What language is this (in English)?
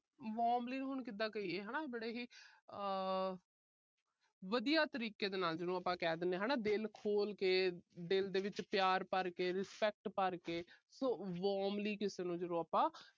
Punjabi